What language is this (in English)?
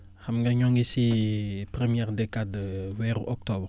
Wolof